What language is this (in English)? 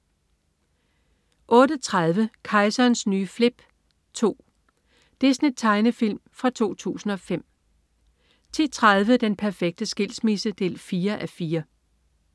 Danish